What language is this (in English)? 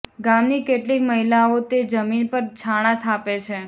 Gujarati